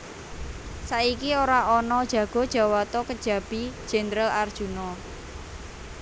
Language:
Javanese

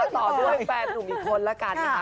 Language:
Thai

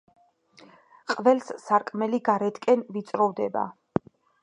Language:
Georgian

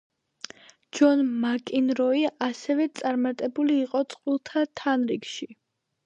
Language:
Georgian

